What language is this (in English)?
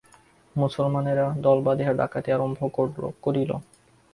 Bangla